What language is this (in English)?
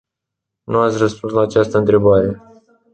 Romanian